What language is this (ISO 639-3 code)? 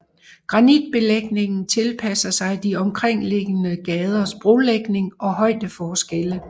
dan